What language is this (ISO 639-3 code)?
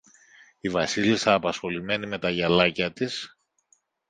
ell